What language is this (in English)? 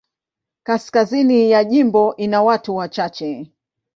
Swahili